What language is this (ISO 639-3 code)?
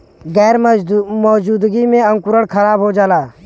bho